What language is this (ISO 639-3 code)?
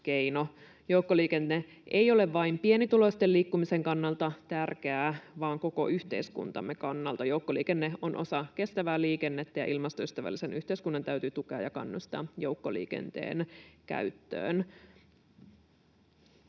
fin